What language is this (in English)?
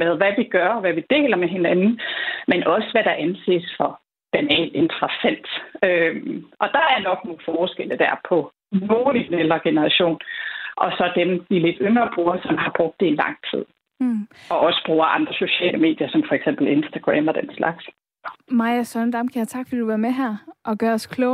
Danish